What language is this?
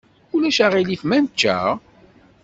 Kabyle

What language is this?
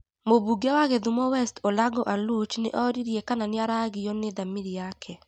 Kikuyu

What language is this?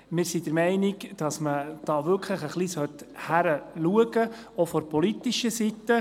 Swiss German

